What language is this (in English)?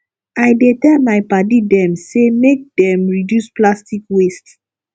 Nigerian Pidgin